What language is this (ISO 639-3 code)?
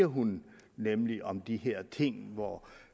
dan